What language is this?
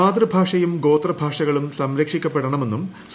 Malayalam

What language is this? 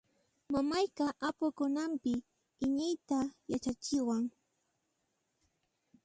Puno Quechua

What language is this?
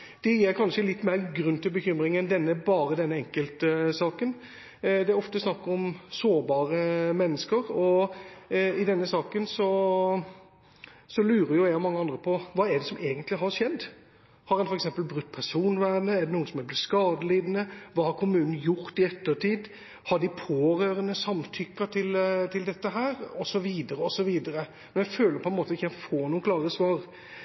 Norwegian Bokmål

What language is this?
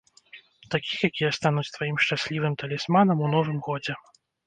Belarusian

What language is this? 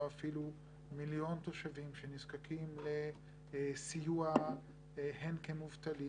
Hebrew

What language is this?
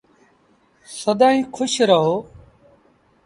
Sindhi Bhil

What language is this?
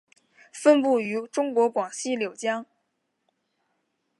Chinese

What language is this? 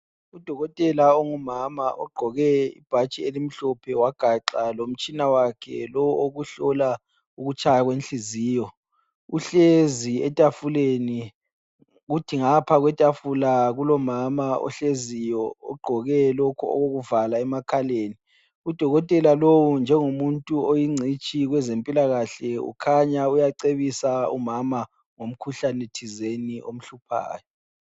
North Ndebele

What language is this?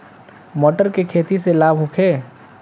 Bhojpuri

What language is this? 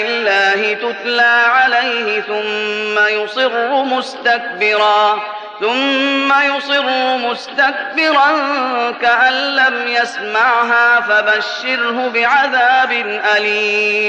Arabic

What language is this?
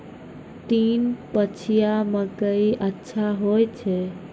Maithili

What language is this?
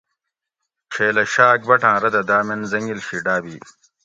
Gawri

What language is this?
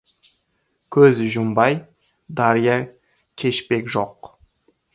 Kazakh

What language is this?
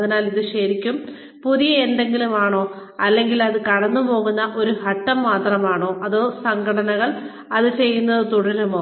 Malayalam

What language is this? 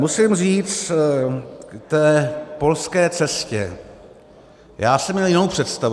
Czech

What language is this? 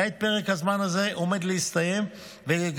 Hebrew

